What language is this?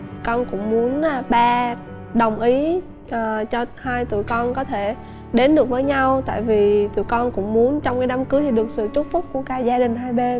Vietnamese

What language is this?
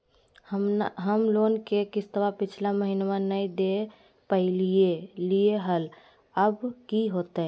Magahi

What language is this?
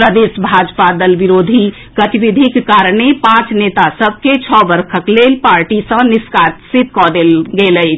Maithili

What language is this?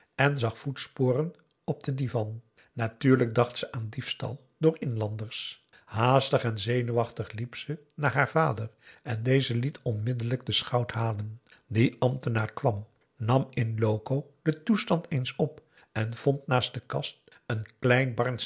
Dutch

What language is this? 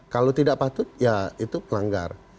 Indonesian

